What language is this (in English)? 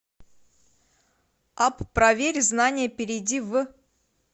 Russian